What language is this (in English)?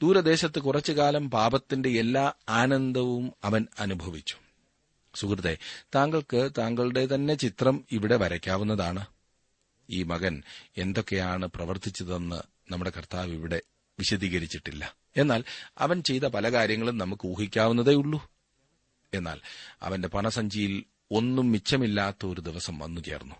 Malayalam